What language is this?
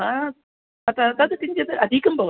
Sanskrit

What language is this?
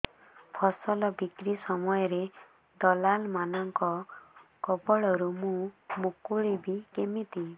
Odia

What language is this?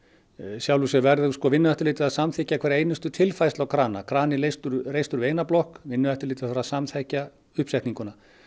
Icelandic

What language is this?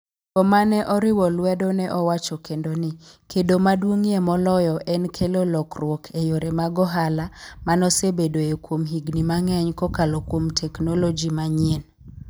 Luo (Kenya and Tanzania)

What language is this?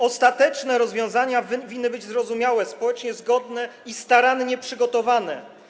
Polish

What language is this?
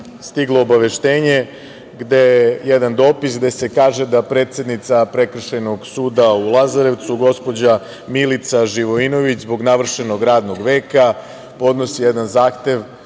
Serbian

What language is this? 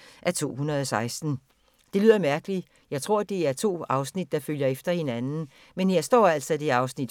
Danish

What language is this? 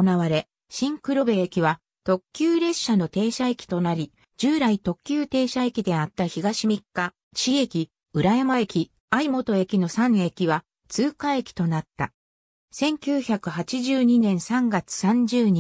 Japanese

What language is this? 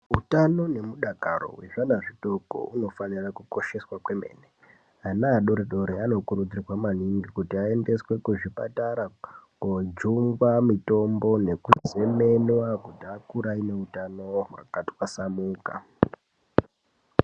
Ndau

